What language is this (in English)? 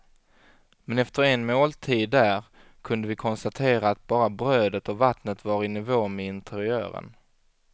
Swedish